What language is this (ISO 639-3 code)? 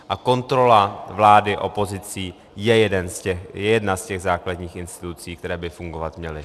ces